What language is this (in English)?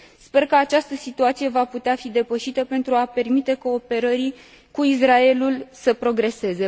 Romanian